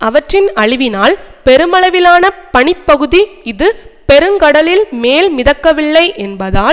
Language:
Tamil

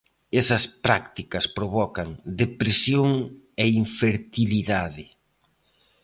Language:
Galician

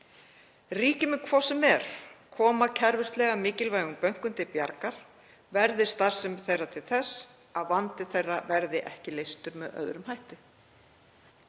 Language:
Icelandic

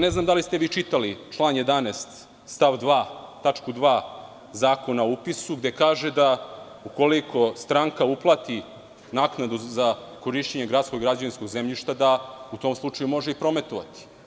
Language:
Serbian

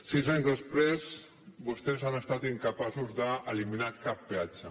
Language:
Catalan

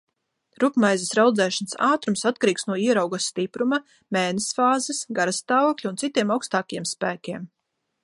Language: Latvian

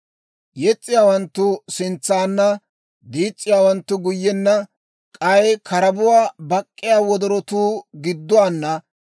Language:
Dawro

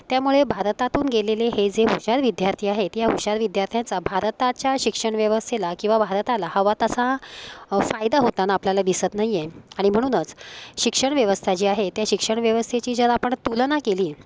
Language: Marathi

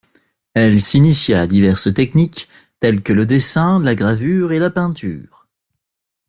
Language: French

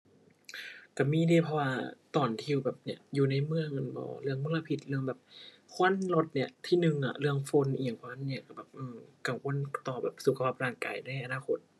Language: Thai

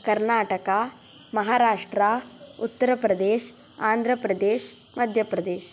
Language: Sanskrit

